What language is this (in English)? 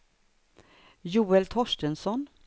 Swedish